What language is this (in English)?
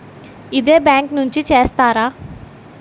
Telugu